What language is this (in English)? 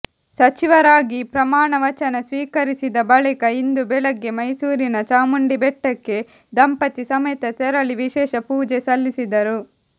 Kannada